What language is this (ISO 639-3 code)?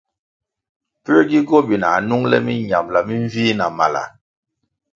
nmg